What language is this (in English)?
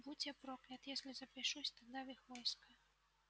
Russian